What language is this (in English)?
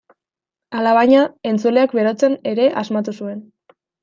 Basque